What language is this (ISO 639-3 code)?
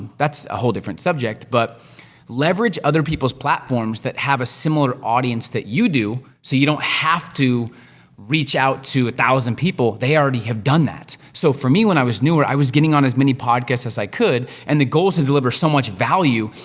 eng